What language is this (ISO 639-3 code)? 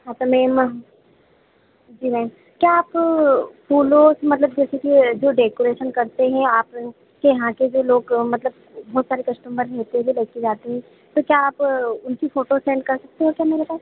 hin